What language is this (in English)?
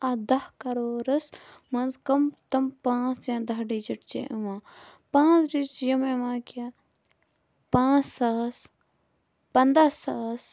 Kashmiri